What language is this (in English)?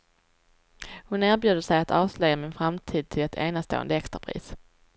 Swedish